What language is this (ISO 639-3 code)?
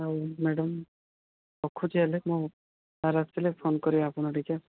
ori